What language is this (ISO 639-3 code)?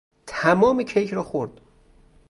fas